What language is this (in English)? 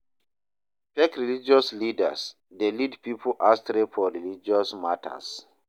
Nigerian Pidgin